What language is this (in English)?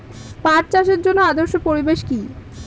Bangla